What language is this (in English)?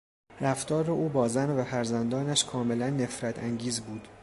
Persian